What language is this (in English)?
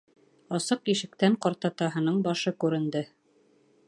Bashkir